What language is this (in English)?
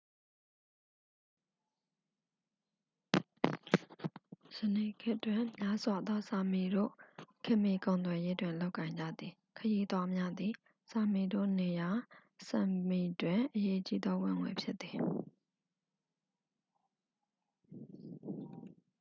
Burmese